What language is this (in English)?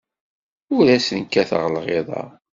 Kabyle